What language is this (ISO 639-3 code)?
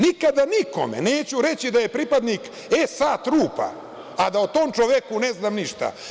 srp